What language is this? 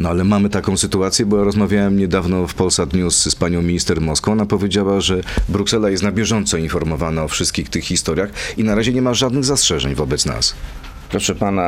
Polish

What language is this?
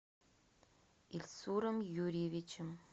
Russian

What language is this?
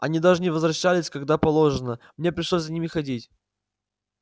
Russian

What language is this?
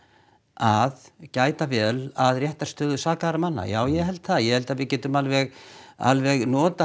Icelandic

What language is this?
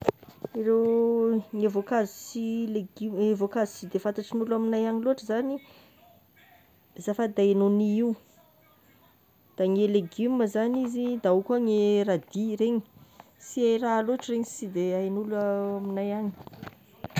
Tesaka Malagasy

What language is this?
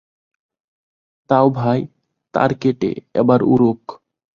Bangla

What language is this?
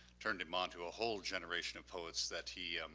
English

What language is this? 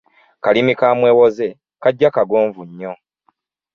Ganda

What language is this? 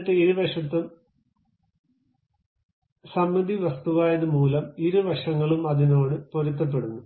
Malayalam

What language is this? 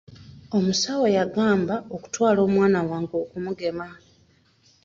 Ganda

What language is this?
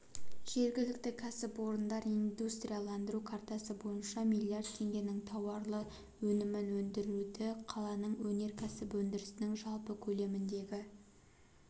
Kazakh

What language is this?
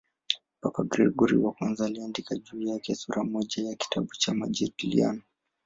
Swahili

